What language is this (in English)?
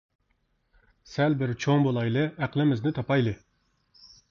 Uyghur